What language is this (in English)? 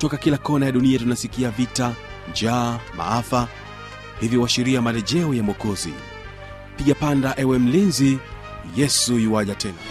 Swahili